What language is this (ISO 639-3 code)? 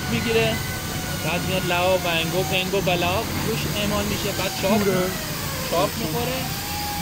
fas